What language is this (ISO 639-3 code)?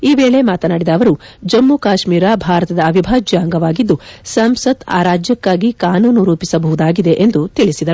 kan